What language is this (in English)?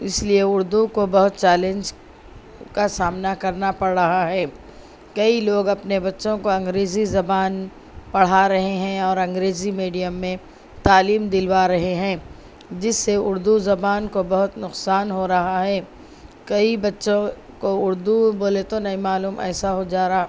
Urdu